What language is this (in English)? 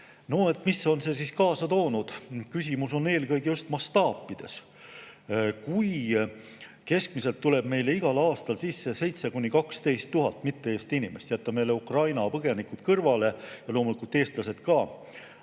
Estonian